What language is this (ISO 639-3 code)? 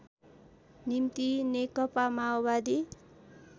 nep